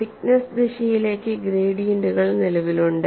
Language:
Malayalam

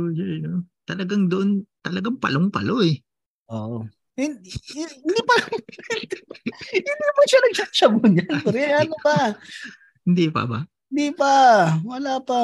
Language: Filipino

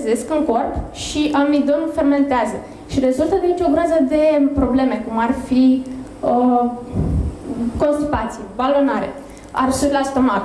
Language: Romanian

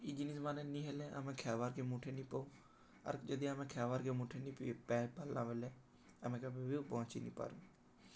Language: Odia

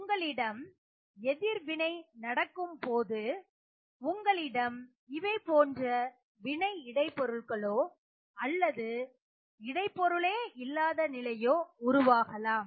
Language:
Tamil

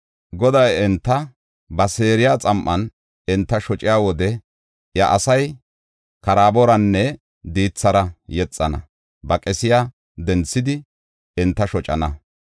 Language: Gofa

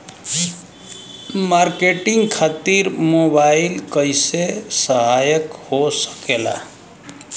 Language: Bhojpuri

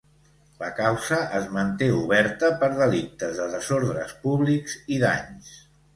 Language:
Catalan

